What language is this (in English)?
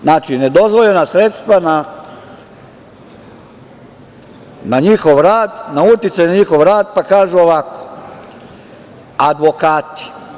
Serbian